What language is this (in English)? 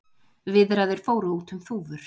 Icelandic